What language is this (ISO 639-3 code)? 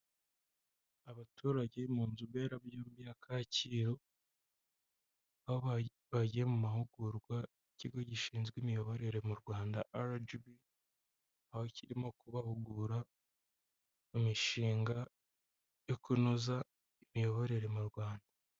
kin